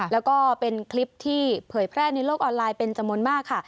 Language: Thai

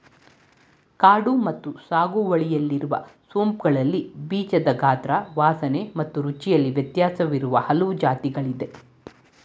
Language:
Kannada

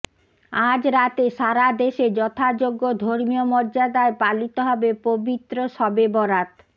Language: Bangla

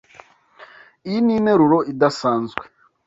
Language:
Kinyarwanda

